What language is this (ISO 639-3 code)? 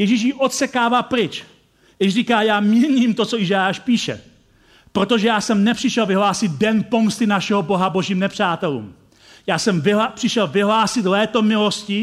ces